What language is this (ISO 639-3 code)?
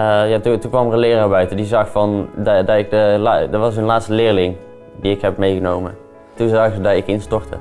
nld